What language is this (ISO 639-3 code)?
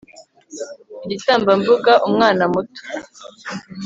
kin